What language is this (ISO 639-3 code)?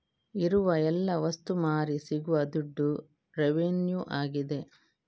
kan